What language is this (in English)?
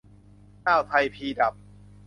Thai